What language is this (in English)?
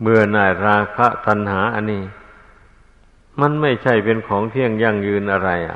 Thai